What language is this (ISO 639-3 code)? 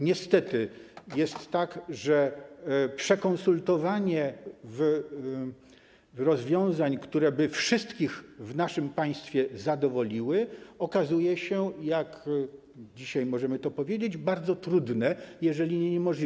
pol